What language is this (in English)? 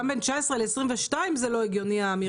Hebrew